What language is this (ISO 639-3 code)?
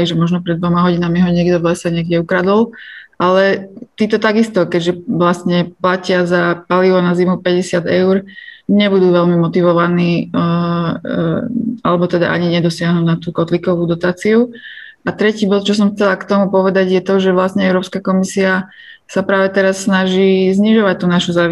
slk